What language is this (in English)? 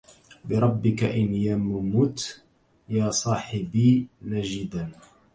Arabic